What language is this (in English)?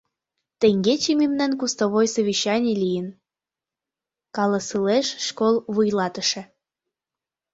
Mari